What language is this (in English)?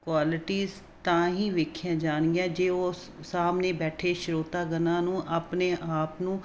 Punjabi